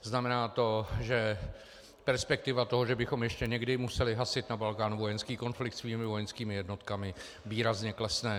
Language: Czech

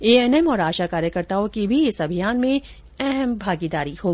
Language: Hindi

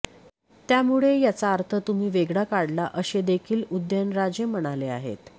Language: Marathi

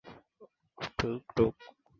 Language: Swahili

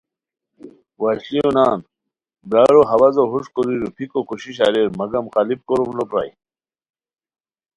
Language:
Khowar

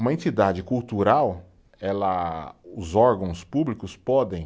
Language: Portuguese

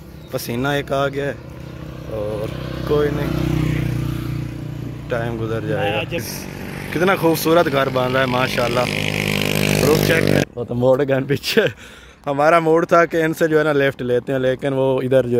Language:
Hindi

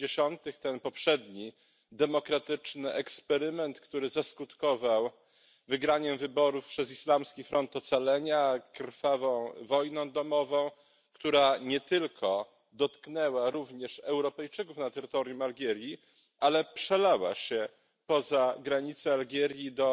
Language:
Polish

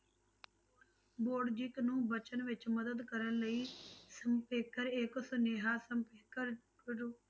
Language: Punjabi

